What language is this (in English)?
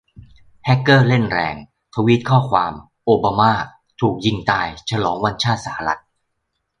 Thai